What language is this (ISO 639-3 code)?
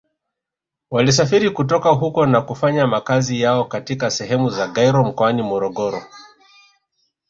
swa